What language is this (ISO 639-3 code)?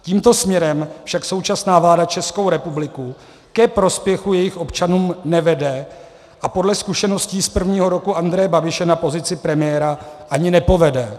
ces